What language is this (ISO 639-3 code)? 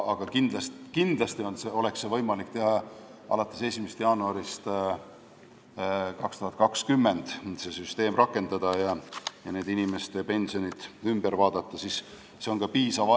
est